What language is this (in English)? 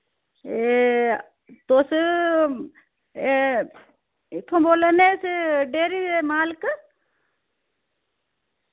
Dogri